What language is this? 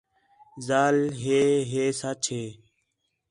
Khetrani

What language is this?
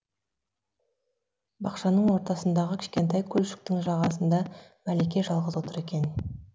Kazakh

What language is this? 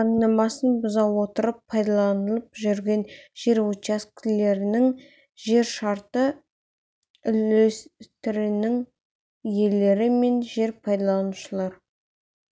Kazakh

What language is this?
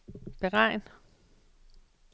Danish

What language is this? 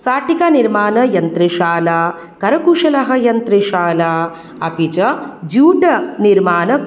Sanskrit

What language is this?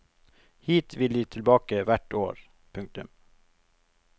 Norwegian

